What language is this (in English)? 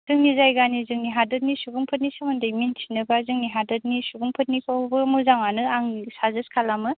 Bodo